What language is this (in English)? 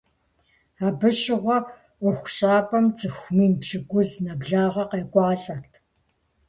Kabardian